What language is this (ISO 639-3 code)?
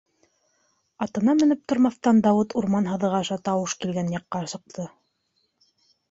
bak